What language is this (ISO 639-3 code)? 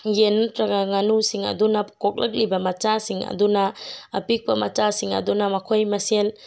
mni